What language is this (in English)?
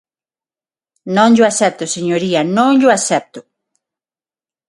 Galician